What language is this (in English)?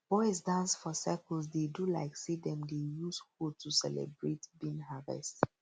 Nigerian Pidgin